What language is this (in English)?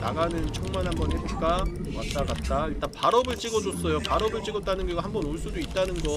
Korean